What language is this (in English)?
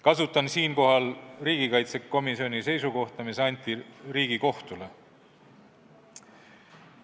Estonian